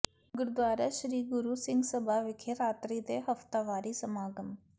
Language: Punjabi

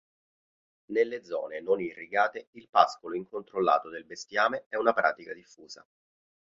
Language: Italian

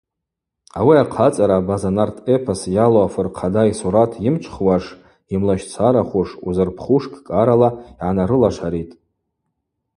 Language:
Abaza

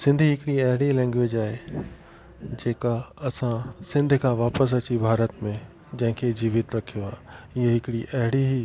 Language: Sindhi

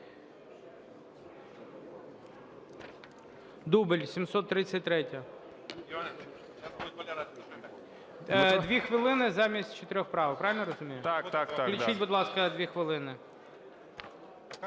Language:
Ukrainian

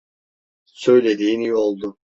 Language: Turkish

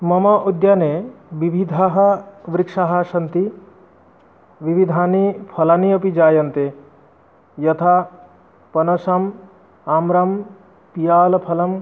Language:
Sanskrit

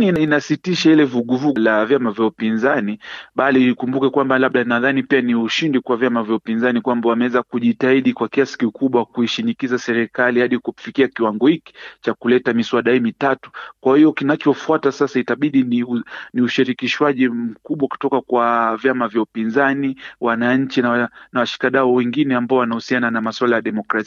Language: Swahili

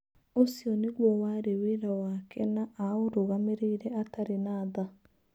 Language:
Kikuyu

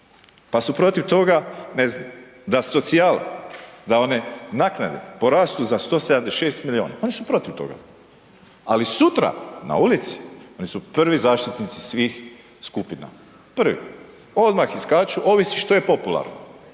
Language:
Croatian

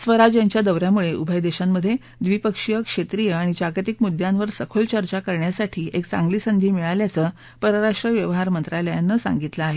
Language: Marathi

